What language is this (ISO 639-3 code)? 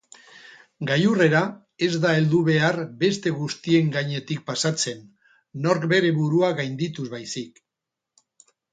eus